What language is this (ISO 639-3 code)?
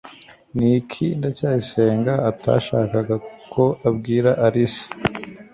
kin